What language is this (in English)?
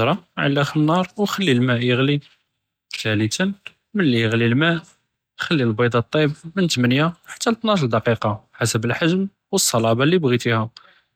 Judeo-Arabic